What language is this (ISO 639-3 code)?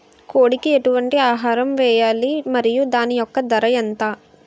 tel